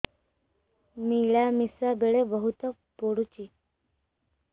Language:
Odia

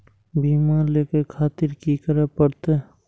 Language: Maithili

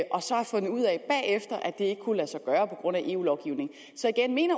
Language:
Danish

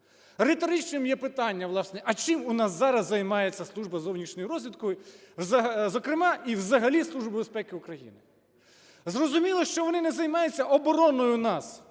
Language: Ukrainian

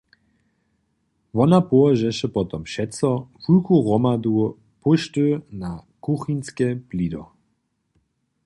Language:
Upper Sorbian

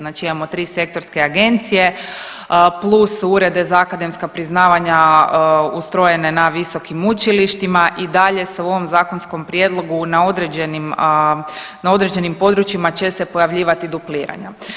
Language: Croatian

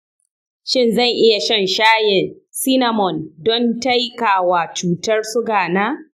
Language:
Hausa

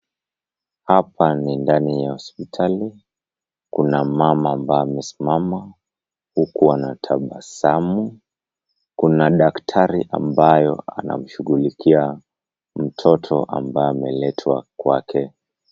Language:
Swahili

